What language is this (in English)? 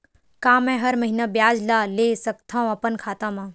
Chhattisgarhi